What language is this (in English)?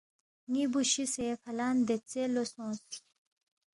Balti